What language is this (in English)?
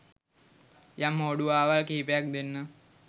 Sinhala